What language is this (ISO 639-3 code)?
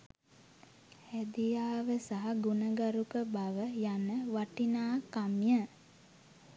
sin